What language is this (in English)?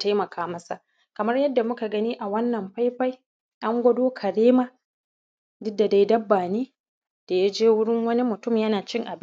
Hausa